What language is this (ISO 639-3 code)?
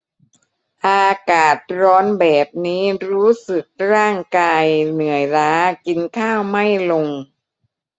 tha